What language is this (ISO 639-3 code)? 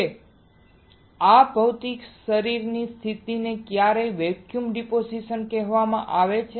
guj